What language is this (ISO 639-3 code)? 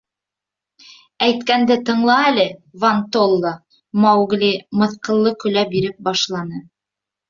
bak